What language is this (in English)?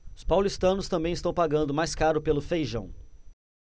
Portuguese